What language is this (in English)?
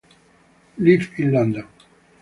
Italian